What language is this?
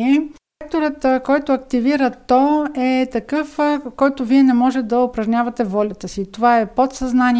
Bulgarian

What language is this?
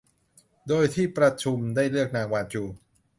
Thai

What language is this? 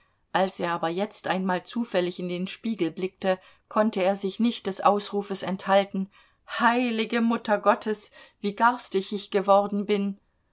German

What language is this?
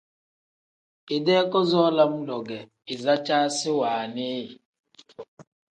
Tem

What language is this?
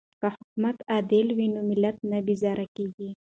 Pashto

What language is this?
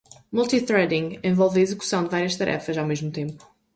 Portuguese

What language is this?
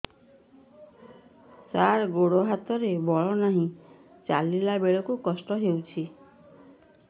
Odia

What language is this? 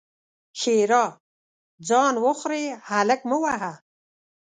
Pashto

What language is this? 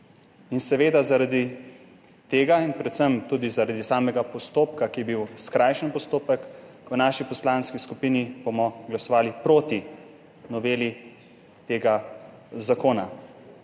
Slovenian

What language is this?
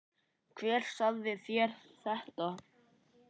Icelandic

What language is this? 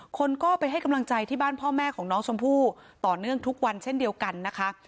Thai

